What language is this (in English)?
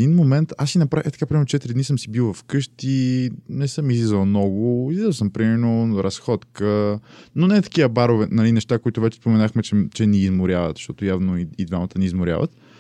Bulgarian